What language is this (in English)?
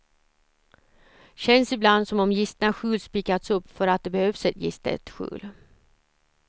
Swedish